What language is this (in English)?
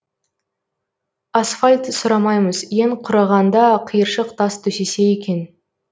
Kazakh